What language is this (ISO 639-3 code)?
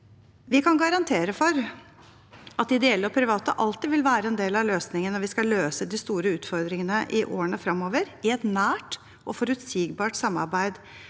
nor